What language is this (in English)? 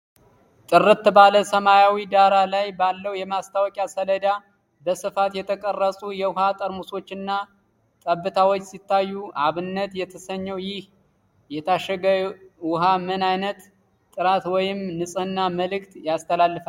Amharic